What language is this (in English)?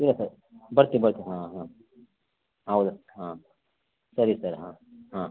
Kannada